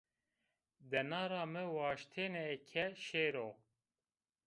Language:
Zaza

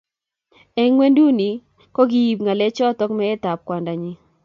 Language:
Kalenjin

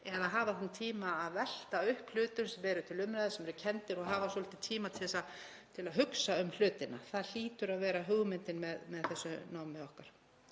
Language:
Icelandic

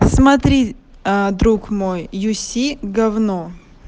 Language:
Russian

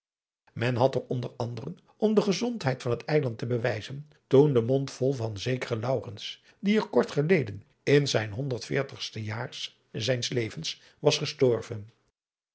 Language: Dutch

